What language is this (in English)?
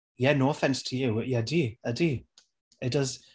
Welsh